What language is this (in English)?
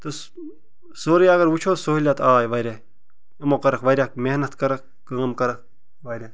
Kashmiri